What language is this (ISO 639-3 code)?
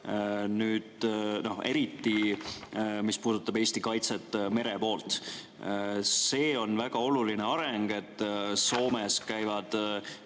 est